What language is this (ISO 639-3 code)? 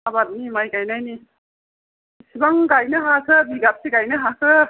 brx